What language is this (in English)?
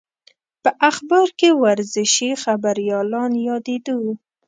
Pashto